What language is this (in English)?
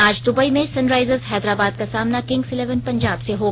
Hindi